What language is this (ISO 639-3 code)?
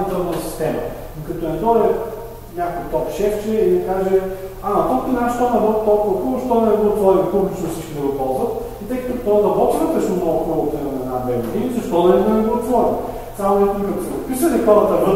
bul